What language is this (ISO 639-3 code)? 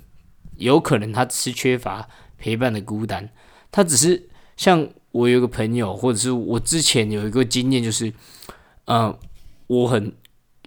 zho